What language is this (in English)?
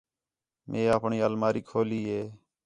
Khetrani